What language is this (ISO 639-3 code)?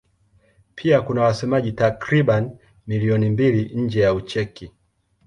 swa